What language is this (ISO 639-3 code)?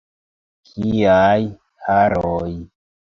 epo